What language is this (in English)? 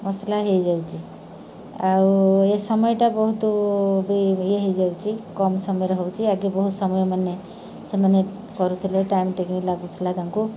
Odia